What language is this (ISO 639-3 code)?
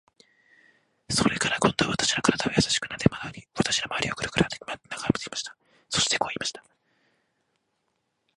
jpn